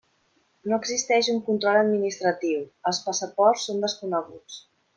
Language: Catalan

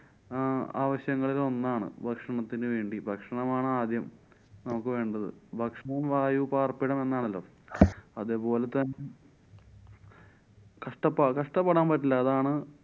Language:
Malayalam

